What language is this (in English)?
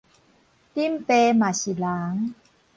Min Nan Chinese